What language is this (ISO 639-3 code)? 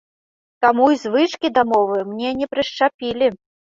bel